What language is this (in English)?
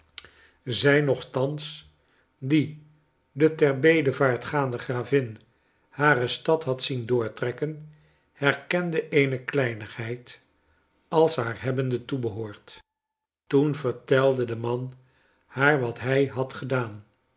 Dutch